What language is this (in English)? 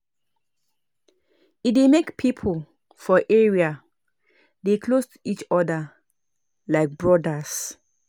Nigerian Pidgin